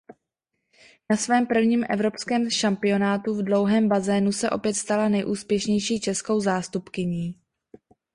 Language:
Czech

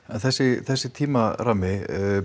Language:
Icelandic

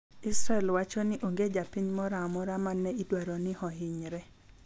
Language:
Luo (Kenya and Tanzania)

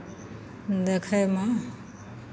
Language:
Maithili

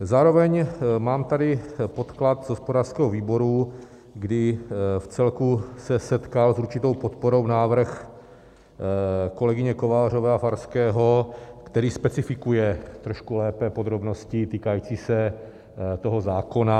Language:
Czech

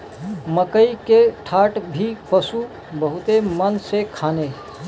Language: Bhojpuri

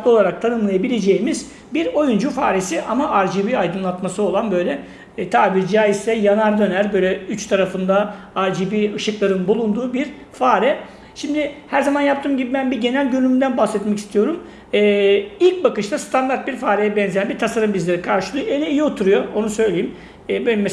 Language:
Turkish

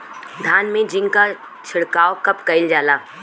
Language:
Bhojpuri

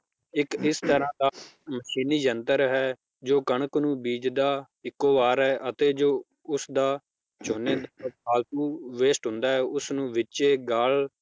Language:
Punjabi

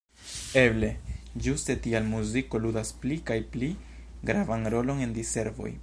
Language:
Esperanto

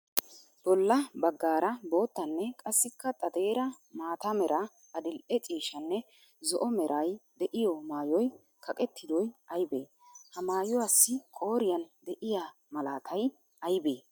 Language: Wolaytta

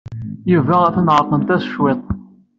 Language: Kabyle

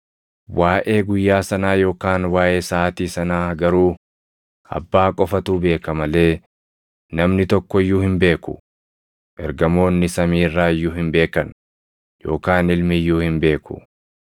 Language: Oromo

